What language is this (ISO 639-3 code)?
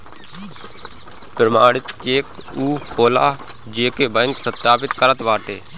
bho